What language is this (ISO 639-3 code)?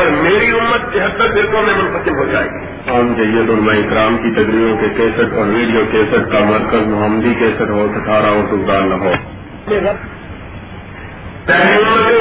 urd